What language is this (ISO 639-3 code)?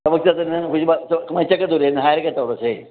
mni